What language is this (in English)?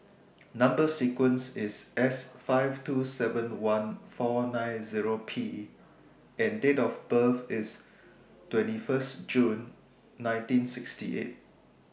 English